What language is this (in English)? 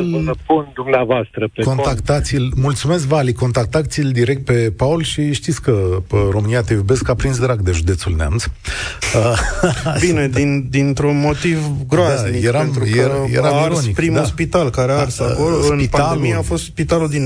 Romanian